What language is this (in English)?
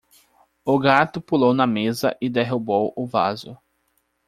Portuguese